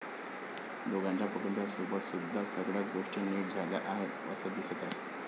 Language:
Marathi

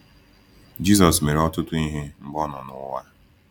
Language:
Igbo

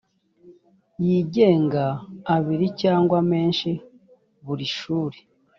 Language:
Kinyarwanda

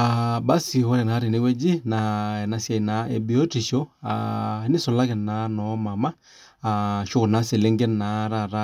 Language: Masai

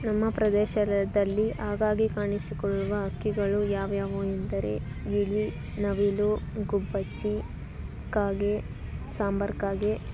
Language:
Kannada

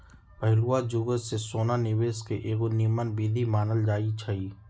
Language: Magahi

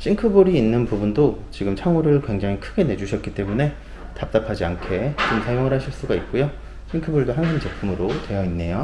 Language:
Korean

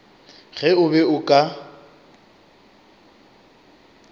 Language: Northern Sotho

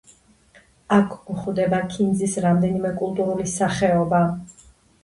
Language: Georgian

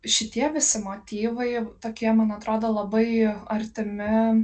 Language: Lithuanian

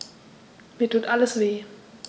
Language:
German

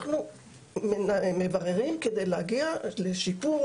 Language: Hebrew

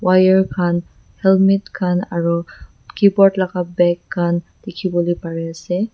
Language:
Naga Pidgin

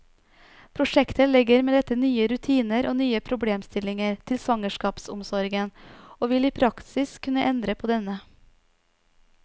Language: Norwegian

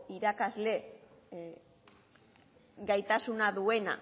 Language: Basque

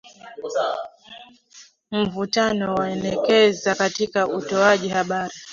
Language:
Swahili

